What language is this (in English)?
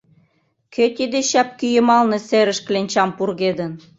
Mari